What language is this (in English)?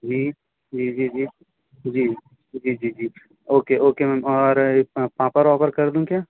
Hindi